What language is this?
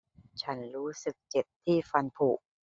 Thai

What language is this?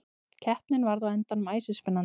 Icelandic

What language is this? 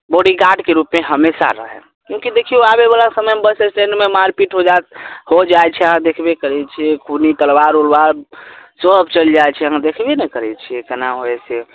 Maithili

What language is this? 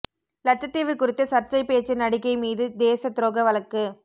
Tamil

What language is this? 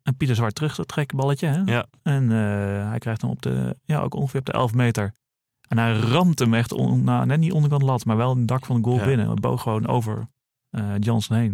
Dutch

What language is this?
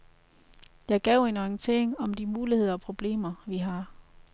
Danish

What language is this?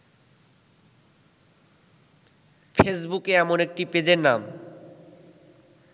Bangla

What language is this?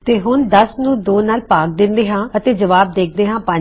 Punjabi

